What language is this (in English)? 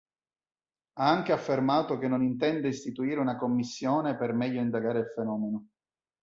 Italian